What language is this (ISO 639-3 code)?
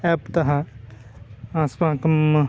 san